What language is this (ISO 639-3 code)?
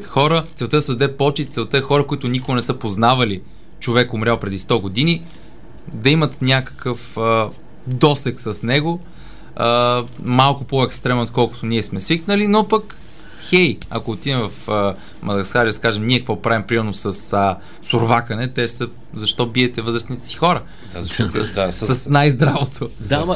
bul